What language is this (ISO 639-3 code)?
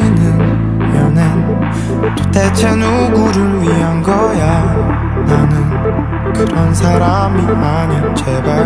kor